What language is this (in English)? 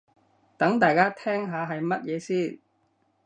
Cantonese